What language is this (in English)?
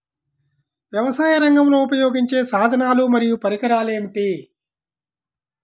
Telugu